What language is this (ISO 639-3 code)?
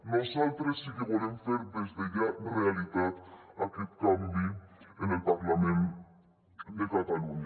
cat